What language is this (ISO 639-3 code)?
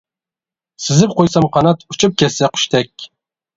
uig